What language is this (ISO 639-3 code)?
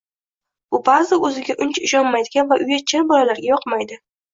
uzb